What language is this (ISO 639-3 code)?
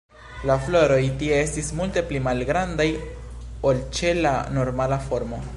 epo